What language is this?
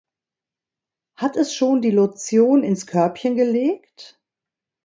German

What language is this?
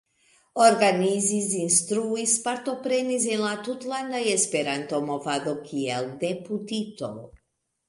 Esperanto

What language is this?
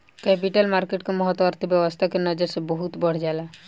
Bhojpuri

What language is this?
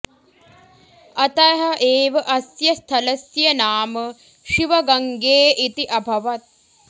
Sanskrit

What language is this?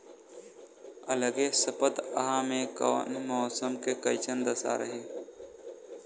Bhojpuri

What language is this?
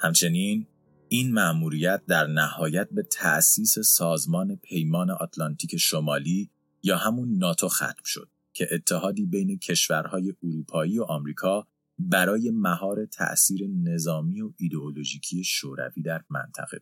Persian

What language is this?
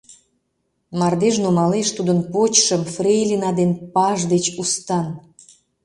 Mari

